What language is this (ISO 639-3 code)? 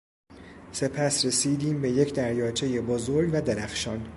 fas